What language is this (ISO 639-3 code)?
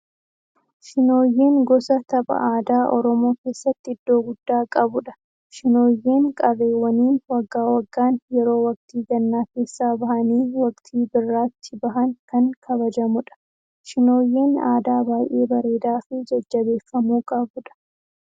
orm